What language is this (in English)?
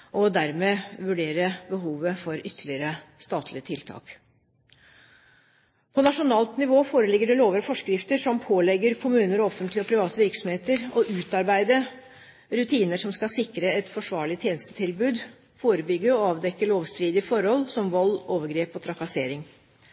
Norwegian Bokmål